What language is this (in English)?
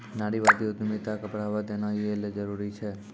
Maithili